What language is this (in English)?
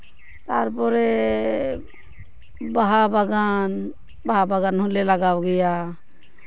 Santali